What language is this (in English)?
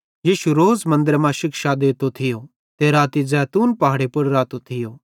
Bhadrawahi